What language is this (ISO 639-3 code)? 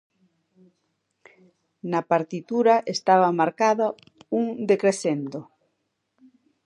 glg